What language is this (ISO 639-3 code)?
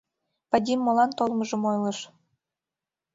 chm